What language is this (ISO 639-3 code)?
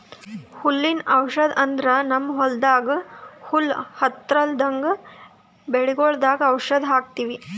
kan